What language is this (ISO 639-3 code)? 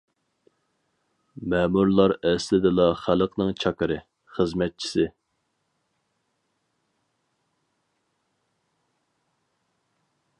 uig